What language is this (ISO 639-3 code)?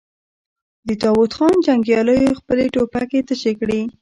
pus